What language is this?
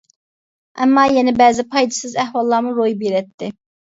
Uyghur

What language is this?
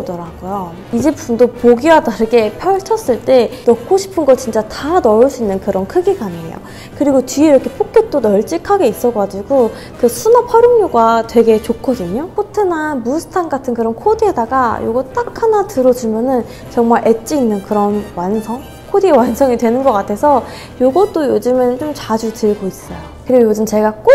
Korean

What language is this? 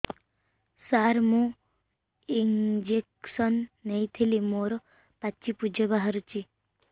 Odia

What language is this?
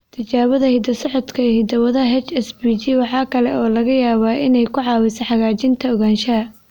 Somali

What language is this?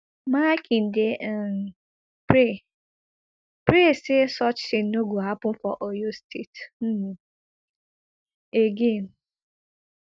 Nigerian Pidgin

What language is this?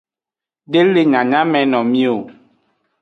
Aja (Benin)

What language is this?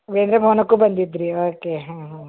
Kannada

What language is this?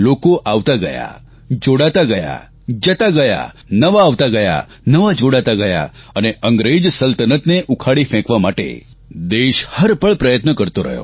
Gujarati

